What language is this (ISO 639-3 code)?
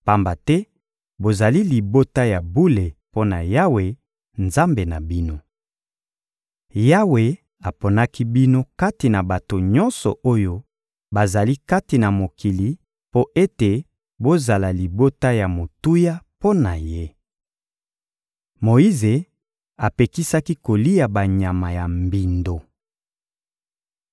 lin